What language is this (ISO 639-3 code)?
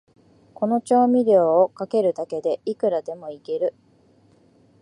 jpn